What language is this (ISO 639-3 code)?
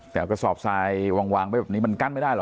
tha